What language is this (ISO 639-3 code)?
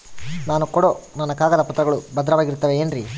kan